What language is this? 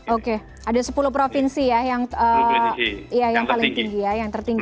Indonesian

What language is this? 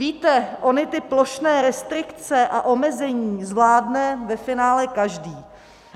Czech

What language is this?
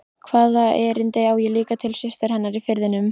Icelandic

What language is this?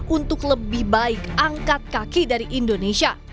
Indonesian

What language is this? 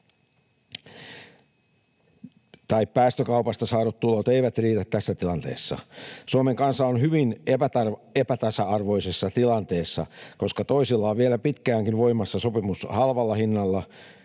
Finnish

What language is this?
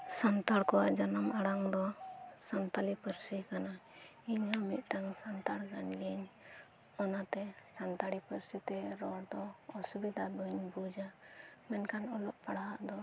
Santali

